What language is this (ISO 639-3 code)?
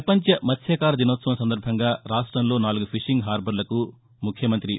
tel